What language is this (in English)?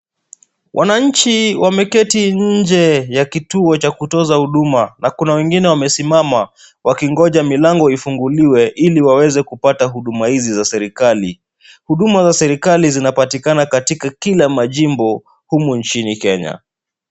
Swahili